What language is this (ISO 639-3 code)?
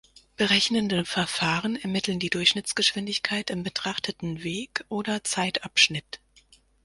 deu